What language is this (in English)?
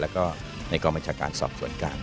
Thai